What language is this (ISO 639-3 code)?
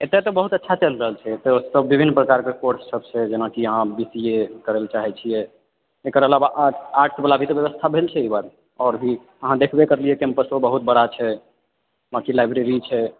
mai